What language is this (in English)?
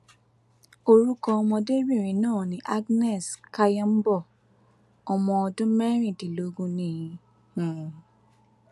Yoruba